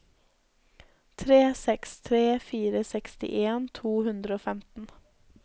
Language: Norwegian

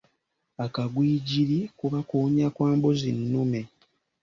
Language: Ganda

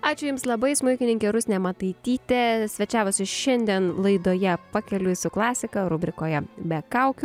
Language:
Lithuanian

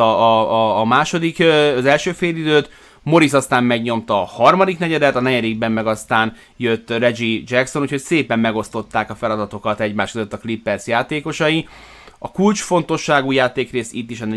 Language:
Hungarian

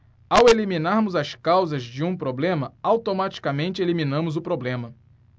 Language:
Portuguese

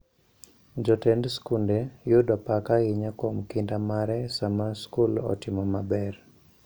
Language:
Luo (Kenya and Tanzania)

